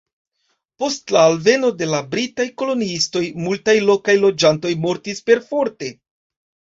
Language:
Esperanto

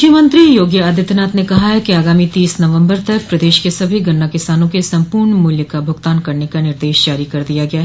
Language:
Hindi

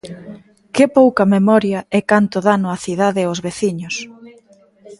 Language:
Galician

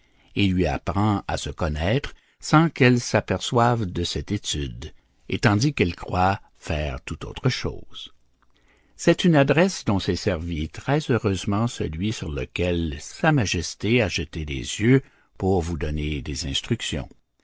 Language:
French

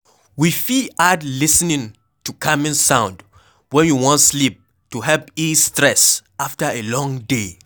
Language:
Nigerian Pidgin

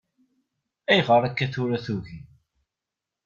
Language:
Kabyle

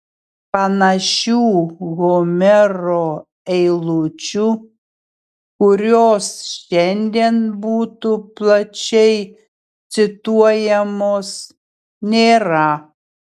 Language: Lithuanian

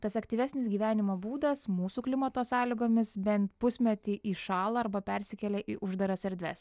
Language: Lithuanian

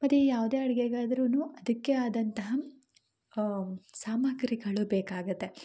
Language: Kannada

